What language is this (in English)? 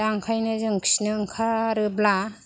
Bodo